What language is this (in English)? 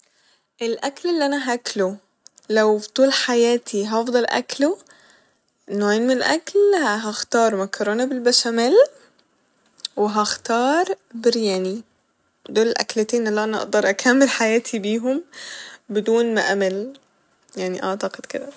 Egyptian Arabic